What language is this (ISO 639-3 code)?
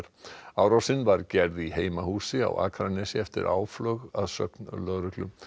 isl